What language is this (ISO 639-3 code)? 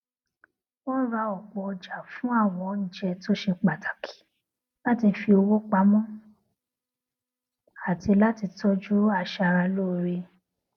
yor